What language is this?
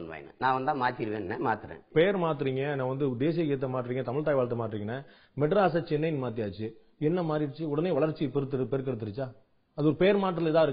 Tamil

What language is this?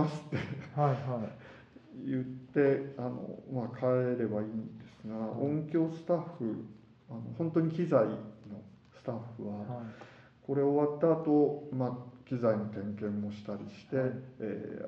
Japanese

